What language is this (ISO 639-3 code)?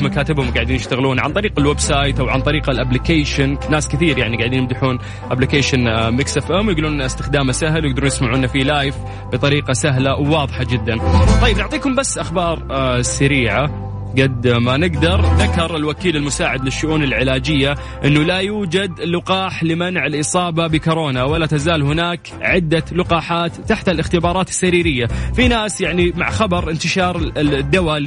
ara